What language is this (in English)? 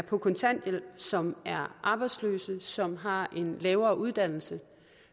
Danish